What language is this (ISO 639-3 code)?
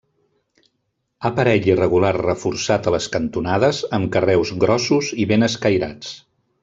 cat